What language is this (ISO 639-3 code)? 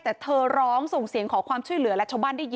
tha